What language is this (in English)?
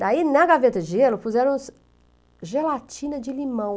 Portuguese